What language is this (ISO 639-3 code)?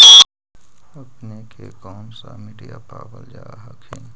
mag